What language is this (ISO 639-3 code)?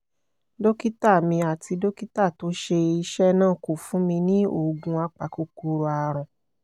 yor